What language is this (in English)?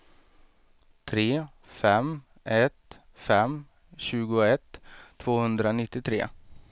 Swedish